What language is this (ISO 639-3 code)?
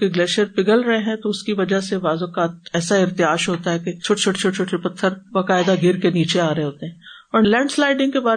urd